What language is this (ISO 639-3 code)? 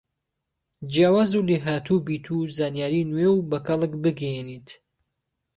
ckb